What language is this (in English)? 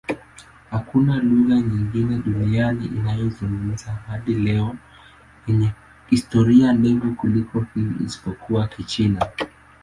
Swahili